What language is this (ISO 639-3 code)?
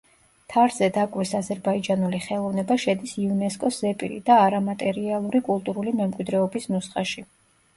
kat